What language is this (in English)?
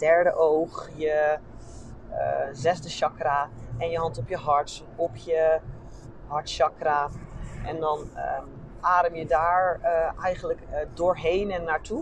Dutch